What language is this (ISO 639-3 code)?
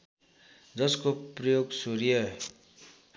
nep